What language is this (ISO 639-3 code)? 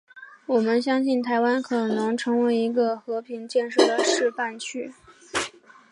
zho